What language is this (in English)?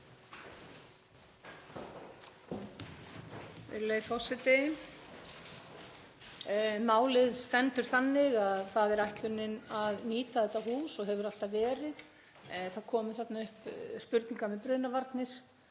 Icelandic